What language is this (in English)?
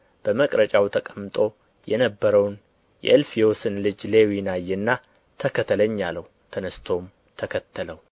Amharic